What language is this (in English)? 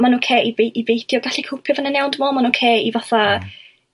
Welsh